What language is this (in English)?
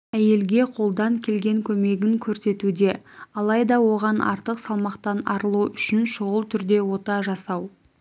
Kazakh